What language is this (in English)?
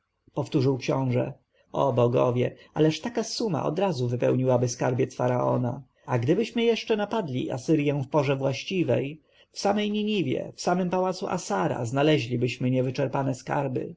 Polish